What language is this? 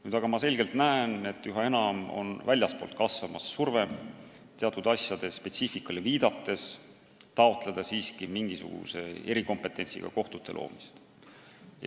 Estonian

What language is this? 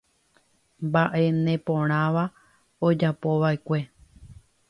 Guarani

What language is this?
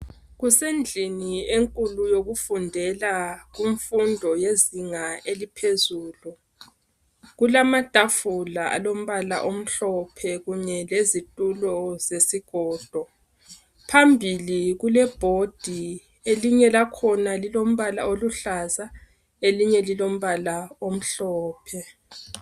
North Ndebele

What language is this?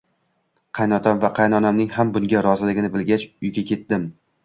Uzbek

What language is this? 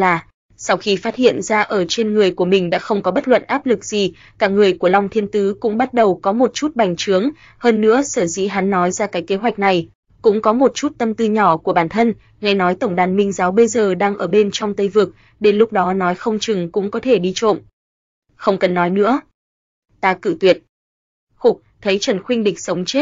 Vietnamese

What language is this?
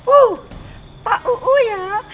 Indonesian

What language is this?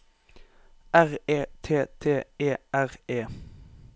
Norwegian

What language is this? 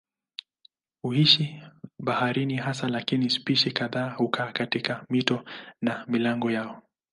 Swahili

